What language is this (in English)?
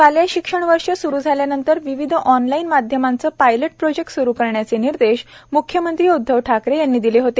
Marathi